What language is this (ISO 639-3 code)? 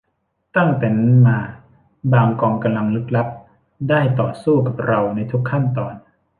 tha